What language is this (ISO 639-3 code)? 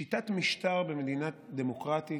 heb